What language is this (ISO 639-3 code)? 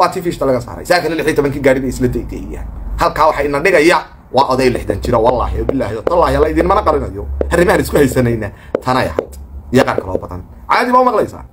ara